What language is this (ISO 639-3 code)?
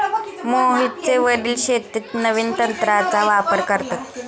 mar